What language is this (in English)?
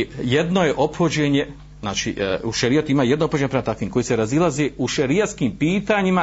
Croatian